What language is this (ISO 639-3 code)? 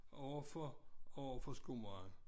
dan